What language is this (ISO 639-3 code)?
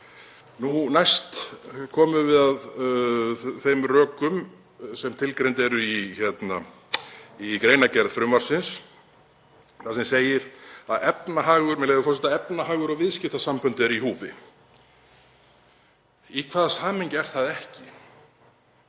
isl